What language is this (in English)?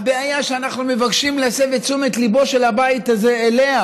Hebrew